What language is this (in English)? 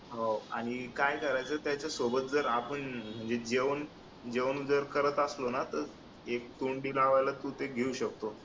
Marathi